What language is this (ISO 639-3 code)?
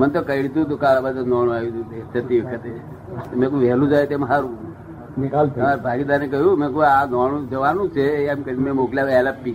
guj